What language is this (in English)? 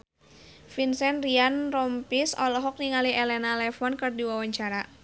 Sundanese